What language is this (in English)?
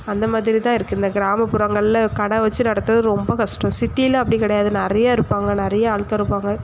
Tamil